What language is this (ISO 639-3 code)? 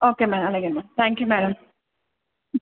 tel